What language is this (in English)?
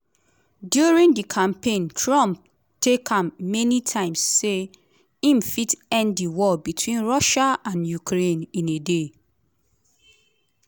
Nigerian Pidgin